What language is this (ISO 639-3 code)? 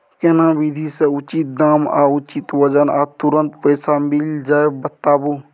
mai